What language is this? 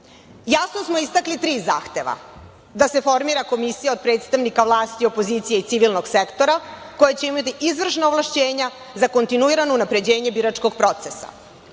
Serbian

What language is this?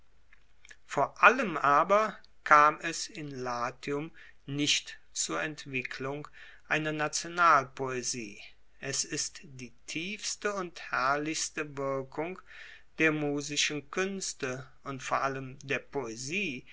German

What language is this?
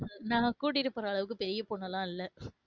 Tamil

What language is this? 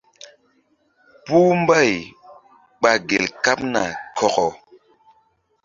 Mbum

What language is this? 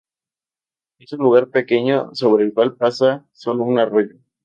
Spanish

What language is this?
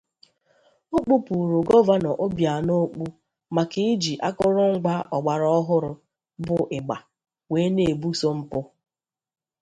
Igbo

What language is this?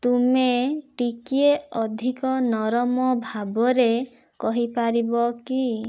Odia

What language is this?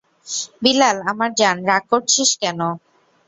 Bangla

